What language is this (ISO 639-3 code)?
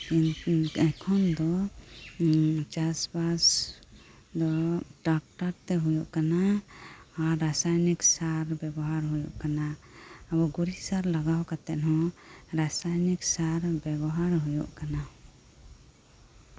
sat